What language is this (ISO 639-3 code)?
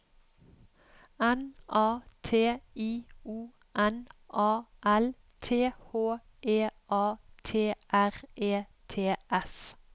nor